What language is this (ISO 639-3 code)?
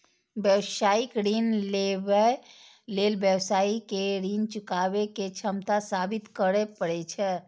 mai